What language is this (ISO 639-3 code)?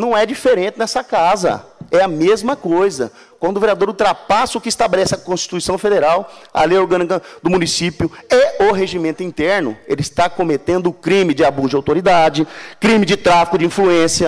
por